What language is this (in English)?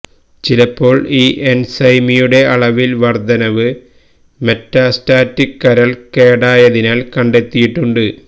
Malayalam